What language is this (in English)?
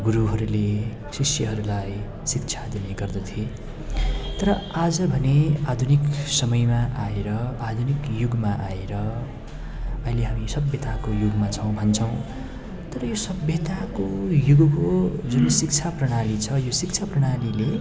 Nepali